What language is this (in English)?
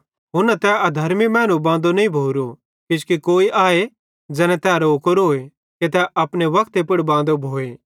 Bhadrawahi